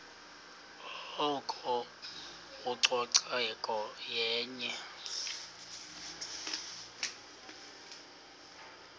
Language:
Xhosa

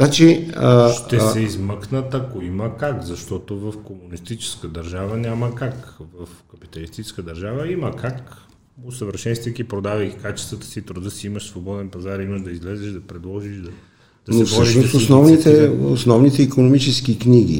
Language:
Bulgarian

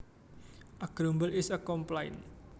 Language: Javanese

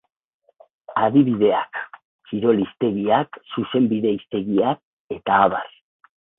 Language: Basque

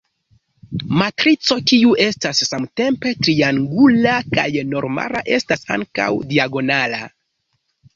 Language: Esperanto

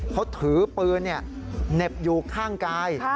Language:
Thai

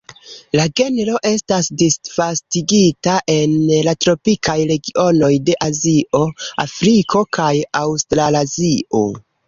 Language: Esperanto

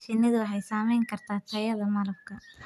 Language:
Somali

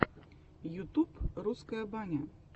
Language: Russian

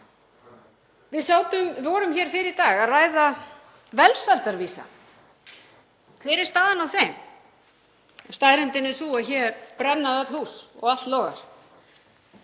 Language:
Icelandic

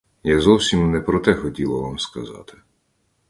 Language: Ukrainian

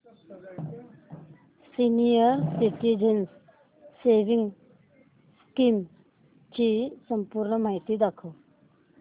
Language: Marathi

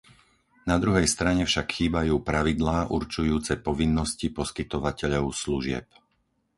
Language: Slovak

